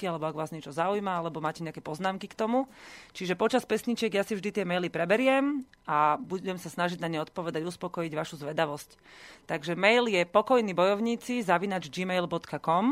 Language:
Slovak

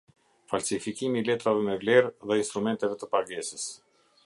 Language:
Albanian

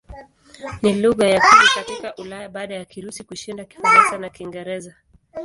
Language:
Swahili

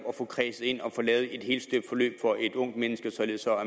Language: Danish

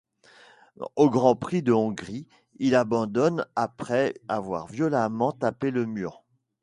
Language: French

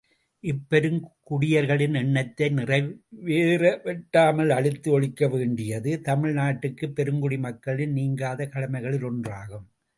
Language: Tamil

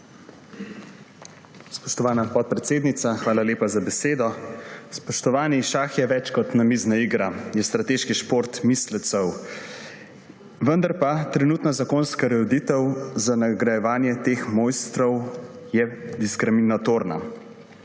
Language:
Slovenian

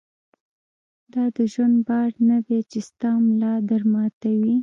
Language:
Pashto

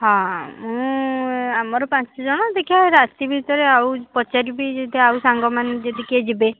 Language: Odia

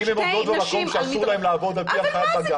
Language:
Hebrew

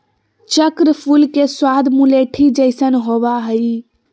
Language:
Magahi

